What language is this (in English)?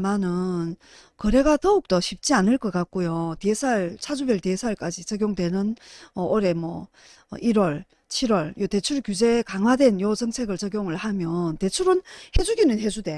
Korean